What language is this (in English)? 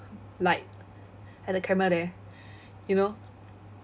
English